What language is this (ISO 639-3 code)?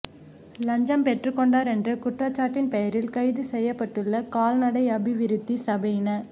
tam